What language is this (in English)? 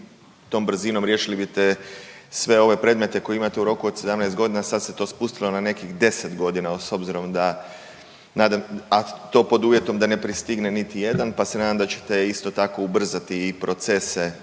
Croatian